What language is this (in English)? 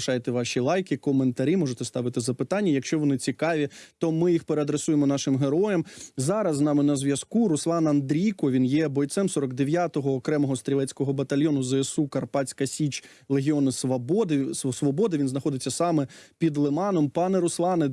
Ukrainian